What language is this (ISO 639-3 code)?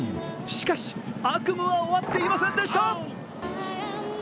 jpn